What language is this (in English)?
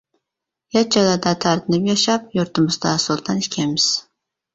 Uyghur